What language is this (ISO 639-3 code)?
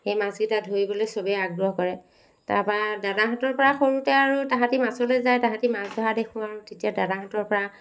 asm